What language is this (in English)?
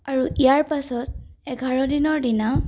Assamese